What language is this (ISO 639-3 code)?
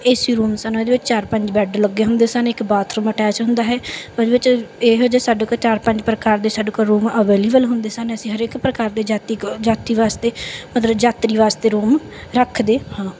pan